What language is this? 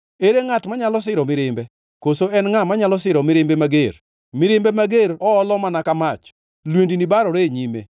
Luo (Kenya and Tanzania)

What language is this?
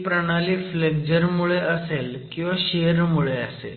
Marathi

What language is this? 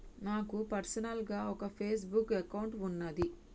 Telugu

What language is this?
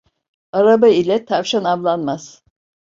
Turkish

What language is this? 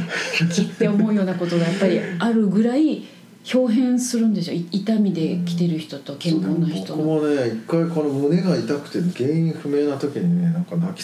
Japanese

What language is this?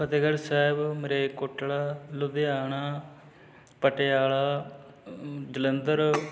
Punjabi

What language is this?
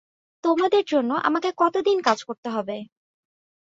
Bangla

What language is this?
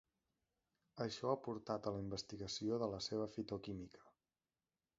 Catalan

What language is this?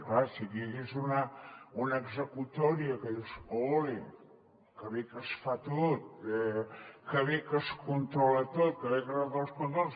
Catalan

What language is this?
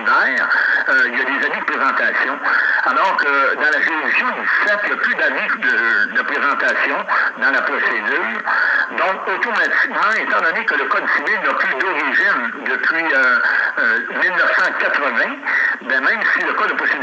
French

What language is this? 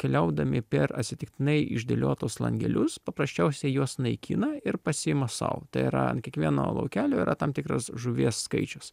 Lithuanian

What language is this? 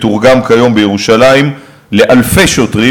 Hebrew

